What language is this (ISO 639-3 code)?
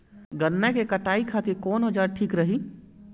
bho